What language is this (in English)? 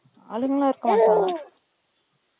Tamil